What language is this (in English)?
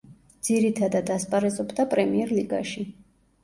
Georgian